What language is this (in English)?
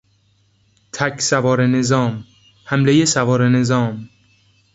Persian